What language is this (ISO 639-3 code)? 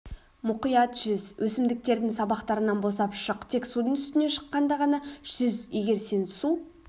kaz